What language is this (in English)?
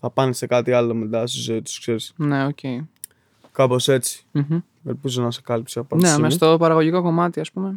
Greek